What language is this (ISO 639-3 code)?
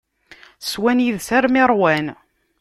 kab